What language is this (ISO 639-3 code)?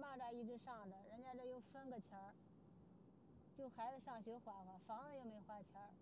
zho